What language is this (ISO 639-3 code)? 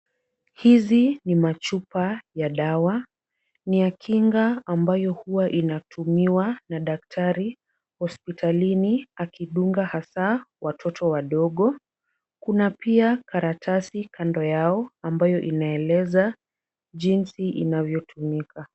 swa